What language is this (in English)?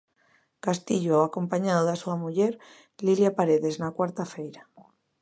Galician